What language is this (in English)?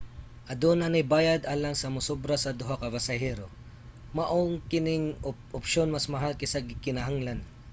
Cebuano